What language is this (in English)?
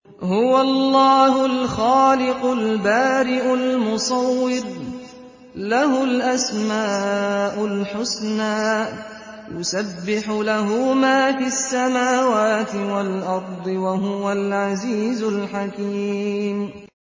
Arabic